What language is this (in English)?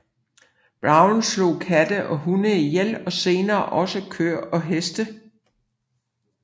Danish